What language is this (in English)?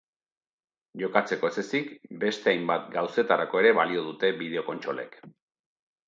Basque